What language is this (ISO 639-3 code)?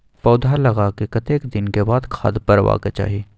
mai